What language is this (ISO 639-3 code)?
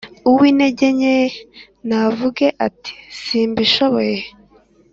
kin